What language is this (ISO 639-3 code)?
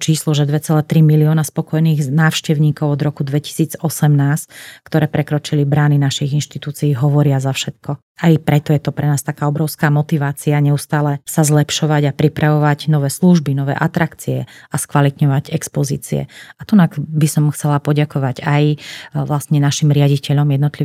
slk